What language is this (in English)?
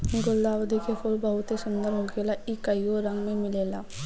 Bhojpuri